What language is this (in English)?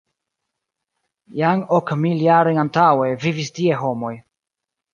Esperanto